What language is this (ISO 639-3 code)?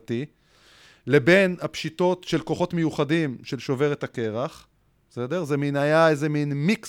heb